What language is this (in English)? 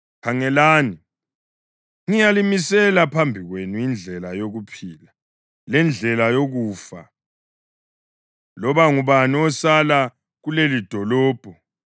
North Ndebele